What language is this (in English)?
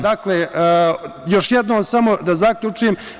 Serbian